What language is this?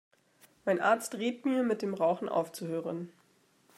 German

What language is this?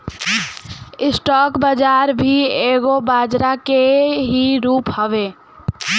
Bhojpuri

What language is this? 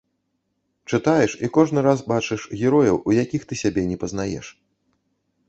Belarusian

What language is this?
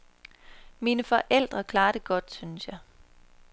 Danish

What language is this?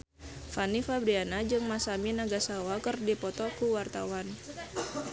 Sundanese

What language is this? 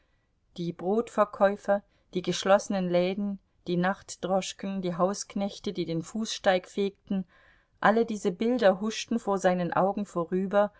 German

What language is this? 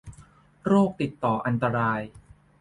Thai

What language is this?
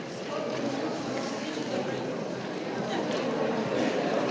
Slovenian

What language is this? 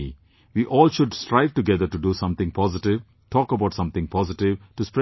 English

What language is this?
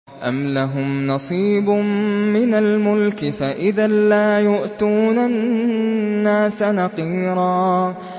Arabic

